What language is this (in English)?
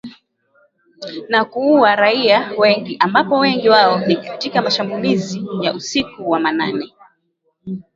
Swahili